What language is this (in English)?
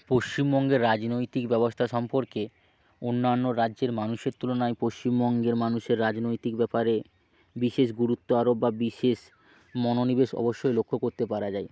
Bangla